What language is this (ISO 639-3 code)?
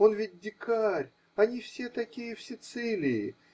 rus